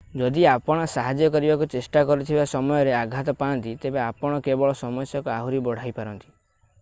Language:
Odia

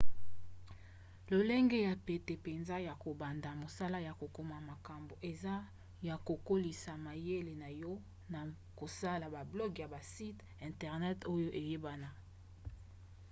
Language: Lingala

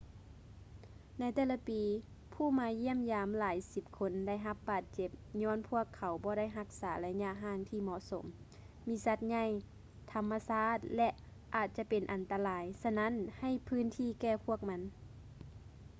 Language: Lao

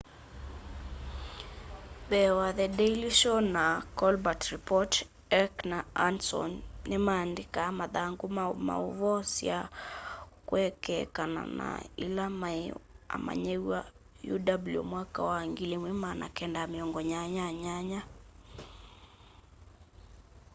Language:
Kamba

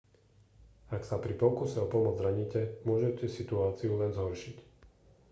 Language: Slovak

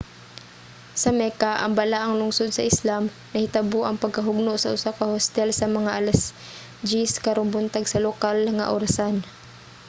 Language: Cebuano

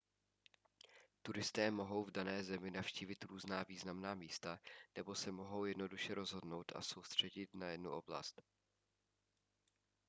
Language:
Czech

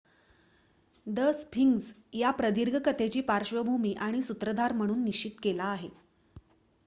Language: Marathi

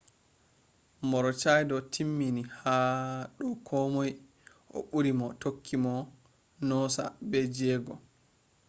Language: Fula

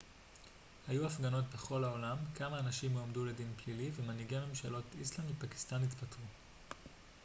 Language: Hebrew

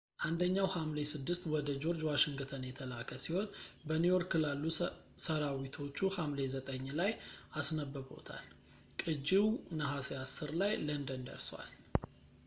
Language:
Amharic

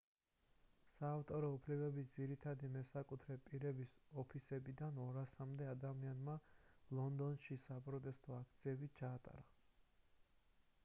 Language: Georgian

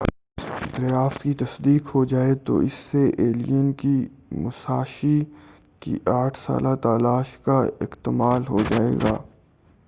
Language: Urdu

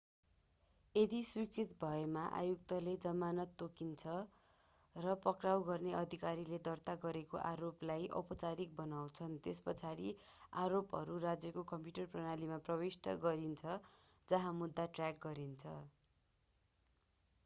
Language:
Nepali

